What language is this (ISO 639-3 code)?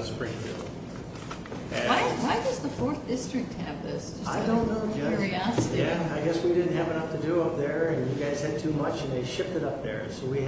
eng